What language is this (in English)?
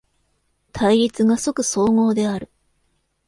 Japanese